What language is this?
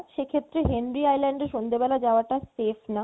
Bangla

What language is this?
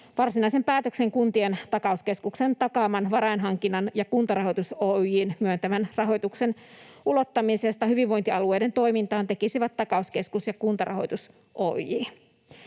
Finnish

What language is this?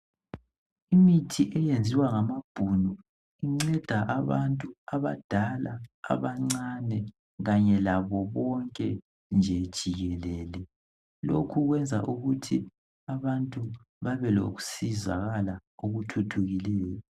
North Ndebele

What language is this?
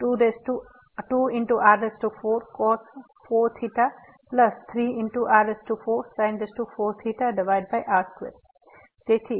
Gujarati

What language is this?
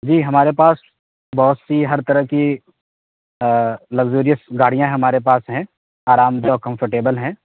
Urdu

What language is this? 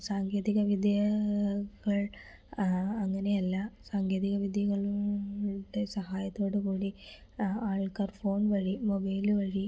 Malayalam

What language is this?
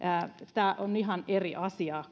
Finnish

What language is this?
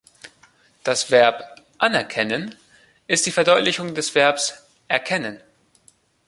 German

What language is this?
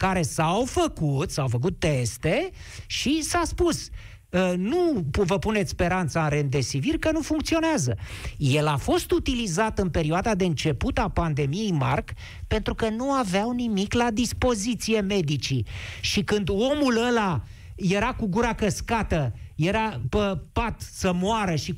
Romanian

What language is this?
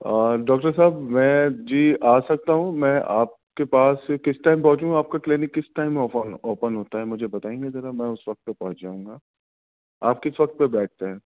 Urdu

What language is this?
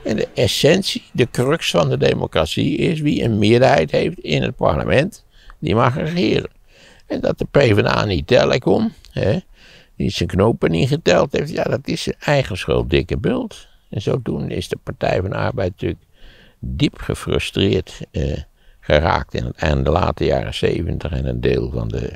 Dutch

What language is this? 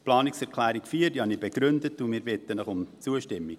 Swiss German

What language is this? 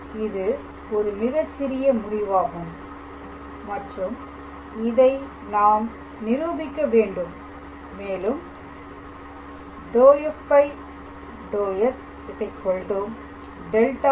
Tamil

